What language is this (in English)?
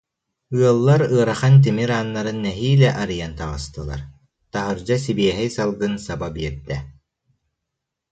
Yakut